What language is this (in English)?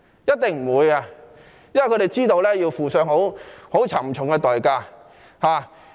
Cantonese